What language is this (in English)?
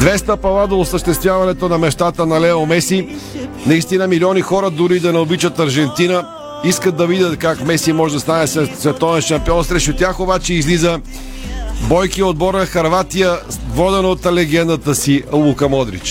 Bulgarian